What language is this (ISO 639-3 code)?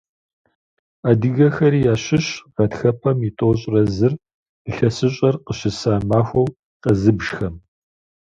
kbd